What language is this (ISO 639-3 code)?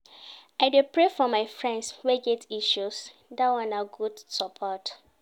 pcm